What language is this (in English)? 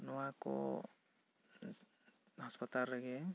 Santali